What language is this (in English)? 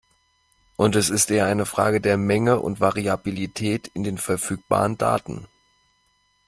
German